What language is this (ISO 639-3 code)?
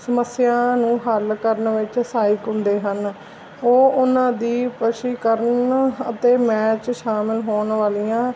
pan